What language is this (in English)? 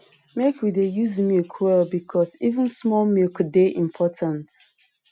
Nigerian Pidgin